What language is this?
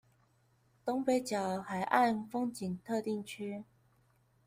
Chinese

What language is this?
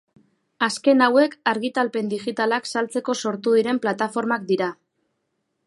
Basque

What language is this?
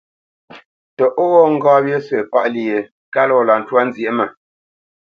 Bamenyam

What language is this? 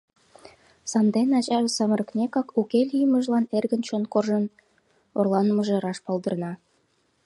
Mari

